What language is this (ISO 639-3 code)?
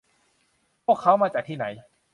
tha